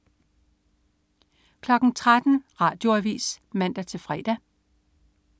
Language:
Danish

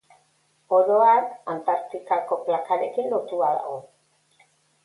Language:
Basque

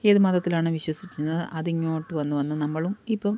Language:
Malayalam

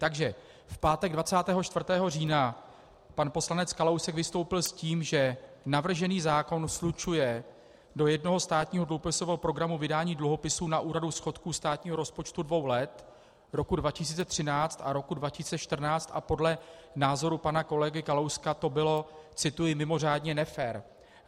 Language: Czech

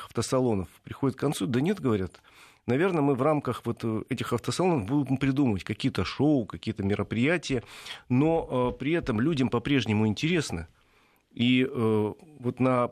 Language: Russian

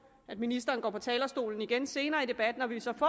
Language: Danish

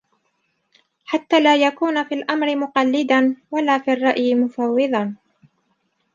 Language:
Arabic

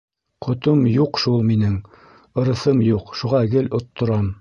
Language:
Bashkir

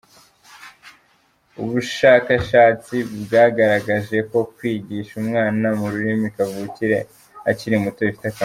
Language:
Kinyarwanda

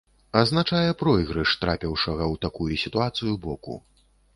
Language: Belarusian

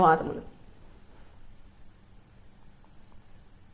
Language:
Telugu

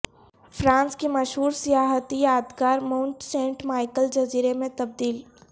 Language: Urdu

